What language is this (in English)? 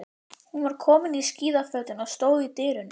Icelandic